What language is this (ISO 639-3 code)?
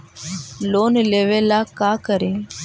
mag